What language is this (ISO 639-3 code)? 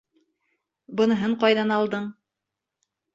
bak